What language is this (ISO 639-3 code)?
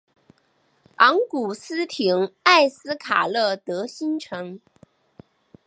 zho